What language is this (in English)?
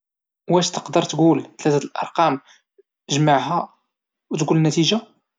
Moroccan Arabic